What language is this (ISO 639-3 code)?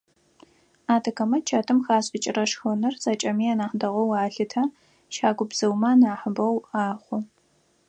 ady